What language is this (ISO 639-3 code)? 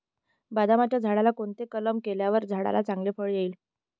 mar